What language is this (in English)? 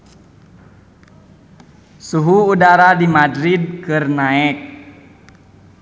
Sundanese